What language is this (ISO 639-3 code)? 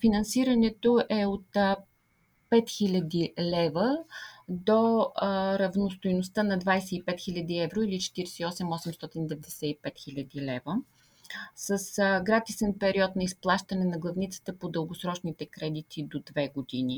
bul